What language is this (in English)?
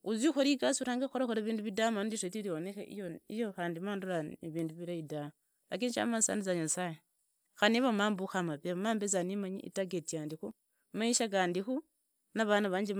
Idakho-Isukha-Tiriki